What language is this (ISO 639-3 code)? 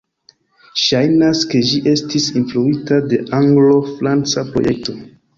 epo